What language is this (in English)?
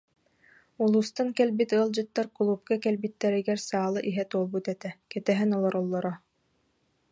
Yakut